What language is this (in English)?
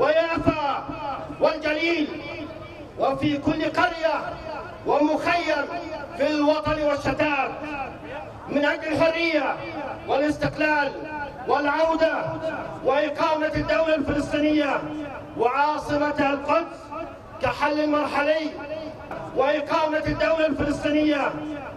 Arabic